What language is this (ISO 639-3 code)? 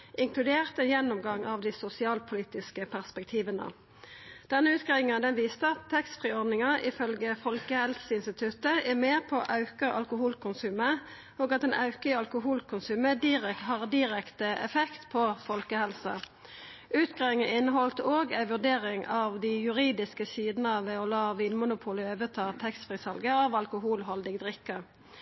nno